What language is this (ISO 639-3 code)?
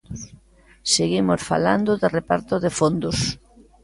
glg